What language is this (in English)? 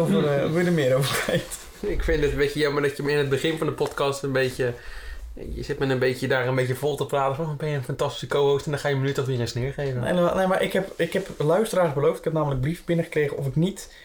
Dutch